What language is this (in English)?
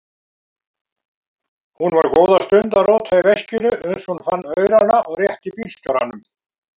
Icelandic